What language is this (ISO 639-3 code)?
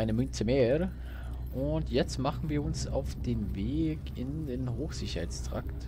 deu